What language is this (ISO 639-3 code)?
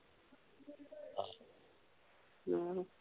pan